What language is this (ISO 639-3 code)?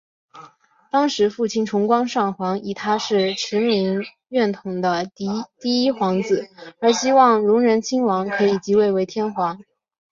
zho